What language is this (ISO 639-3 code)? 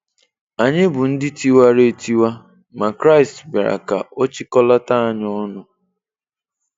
ibo